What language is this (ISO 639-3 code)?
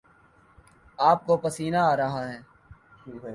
urd